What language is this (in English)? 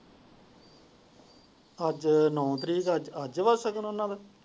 Punjabi